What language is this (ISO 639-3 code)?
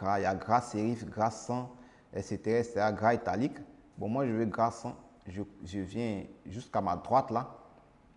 fra